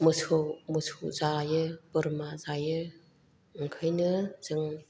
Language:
Bodo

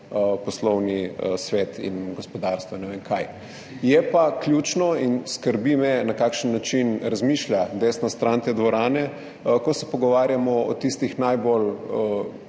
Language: Slovenian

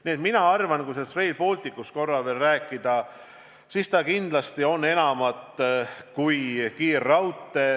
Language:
Estonian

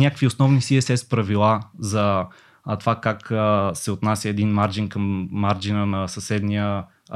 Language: Bulgarian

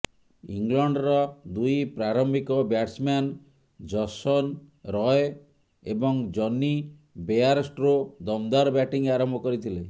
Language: Odia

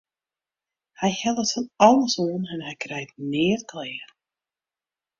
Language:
Western Frisian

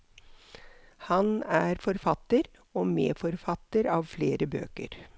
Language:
Norwegian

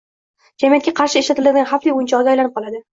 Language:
Uzbek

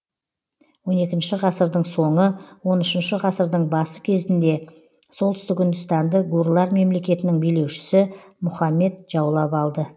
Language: Kazakh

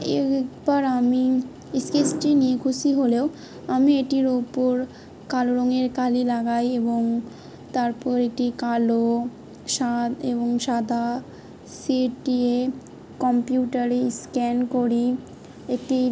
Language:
Bangla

